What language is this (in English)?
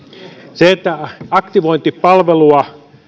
Finnish